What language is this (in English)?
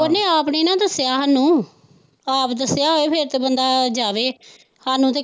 Punjabi